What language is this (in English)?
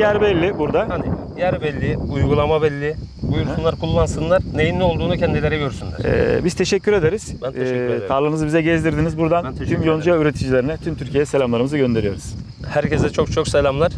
Turkish